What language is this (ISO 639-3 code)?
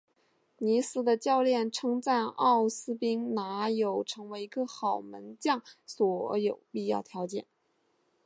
zho